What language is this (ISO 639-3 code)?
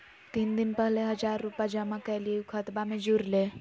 mag